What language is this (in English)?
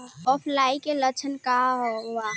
Bhojpuri